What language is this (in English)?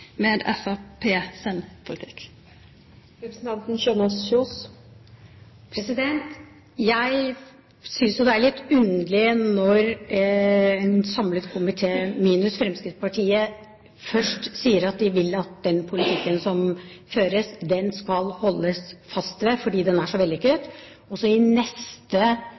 Norwegian